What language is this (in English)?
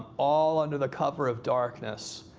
English